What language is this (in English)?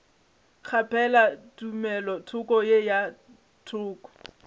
Northern Sotho